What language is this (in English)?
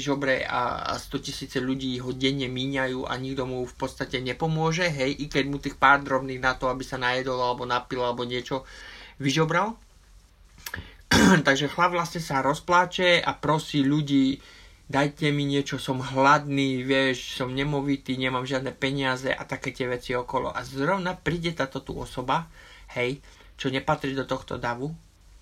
Slovak